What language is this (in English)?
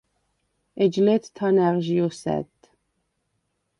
Svan